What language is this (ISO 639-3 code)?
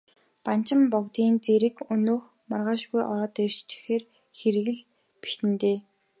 mon